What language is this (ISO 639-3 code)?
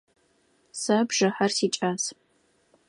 ady